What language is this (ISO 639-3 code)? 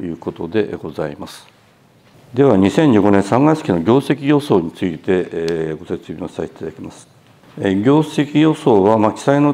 jpn